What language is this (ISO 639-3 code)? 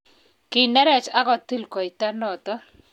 kln